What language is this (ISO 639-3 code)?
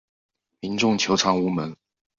zho